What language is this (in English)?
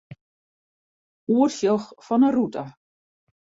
Western Frisian